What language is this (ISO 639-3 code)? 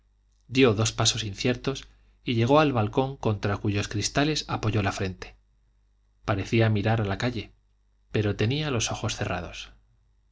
spa